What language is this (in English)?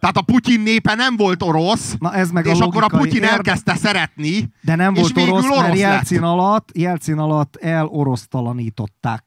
Hungarian